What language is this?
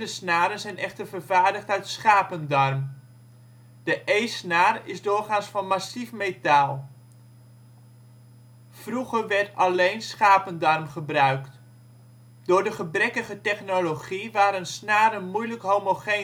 Dutch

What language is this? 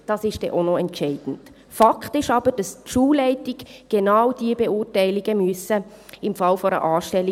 Swiss German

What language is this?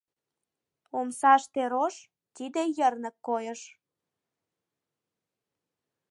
Mari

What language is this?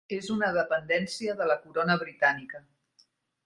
Catalan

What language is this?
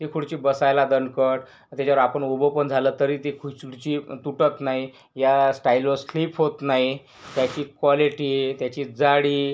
Marathi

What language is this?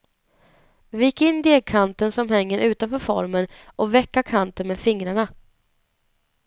Swedish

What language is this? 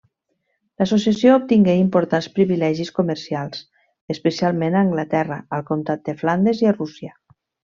Catalan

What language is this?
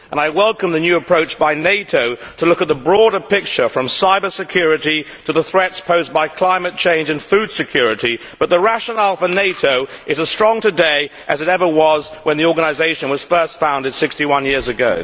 English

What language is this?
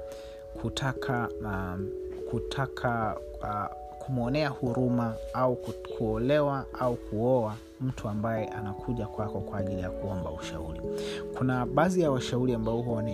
Swahili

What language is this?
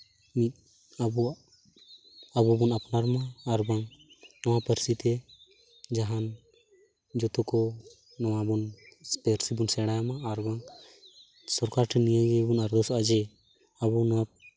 Santali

